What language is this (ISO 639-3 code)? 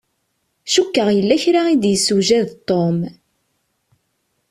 kab